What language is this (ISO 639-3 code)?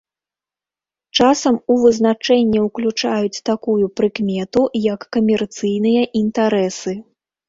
bel